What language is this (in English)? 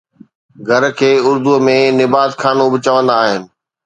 Sindhi